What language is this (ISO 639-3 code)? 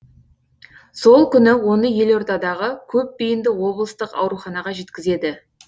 kaz